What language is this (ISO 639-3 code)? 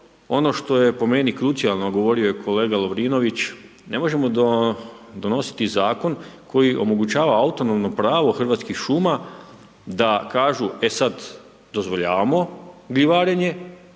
hrv